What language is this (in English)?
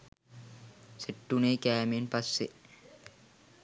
Sinhala